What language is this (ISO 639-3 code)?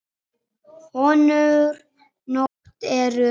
isl